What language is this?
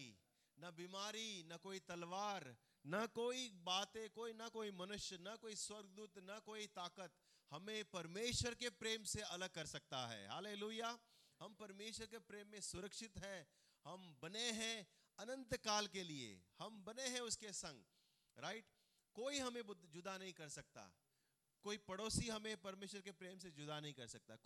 Hindi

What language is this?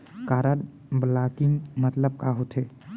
Chhattisgarhi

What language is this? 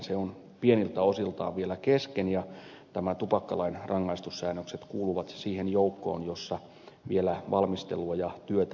Finnish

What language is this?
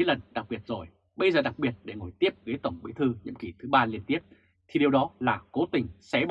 Vietnamese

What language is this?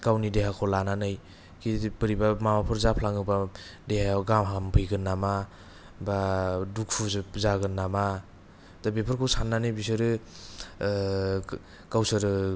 Bodo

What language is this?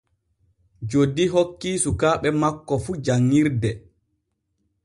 Borgu Fulfulde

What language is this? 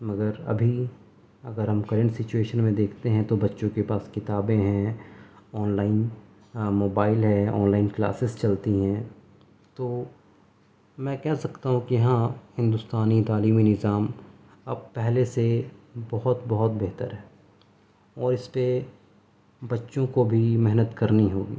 Urdu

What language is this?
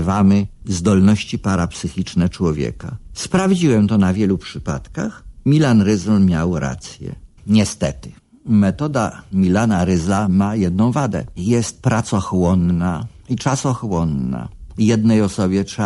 Polish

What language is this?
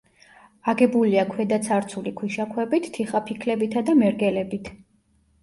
Georgian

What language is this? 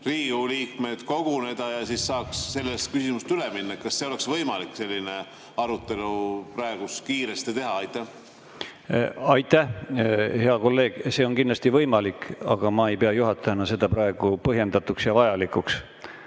Estonian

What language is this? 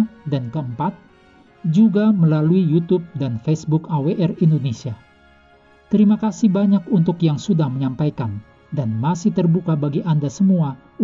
Indonesian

